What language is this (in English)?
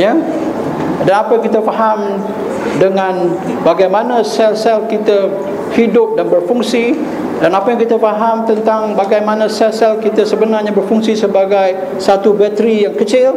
Malay